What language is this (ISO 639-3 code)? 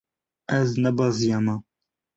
kur